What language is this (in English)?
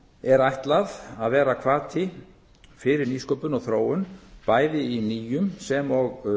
Icelandic